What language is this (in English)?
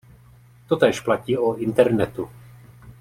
Czech